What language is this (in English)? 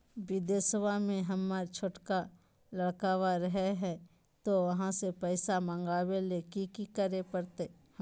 Magahi